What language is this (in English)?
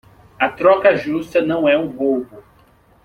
Portuguese